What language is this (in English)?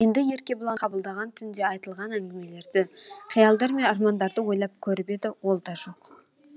Kazakh